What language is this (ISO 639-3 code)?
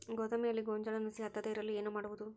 kan